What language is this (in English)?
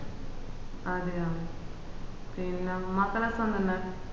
Malayalam